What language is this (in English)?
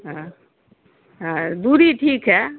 Urdu